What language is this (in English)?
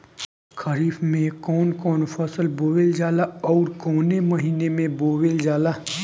Bhojpuri